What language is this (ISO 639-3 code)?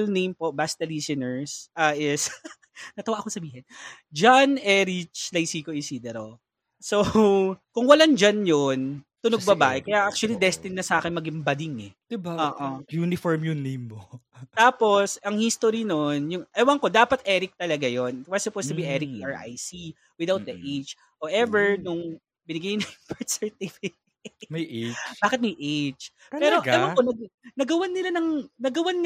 fil